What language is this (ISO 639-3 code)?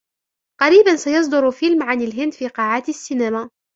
ara